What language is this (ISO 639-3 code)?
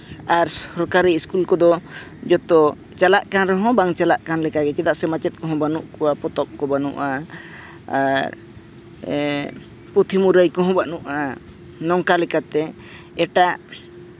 sat